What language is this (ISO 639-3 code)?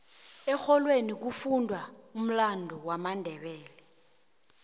nbl